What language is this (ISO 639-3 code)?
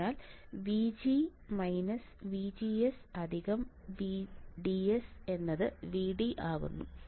mal